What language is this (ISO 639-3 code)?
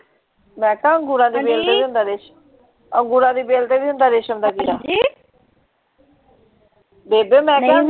pan